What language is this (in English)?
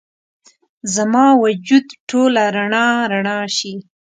Pashto